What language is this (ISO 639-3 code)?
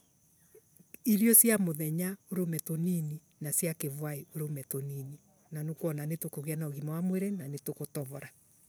ebu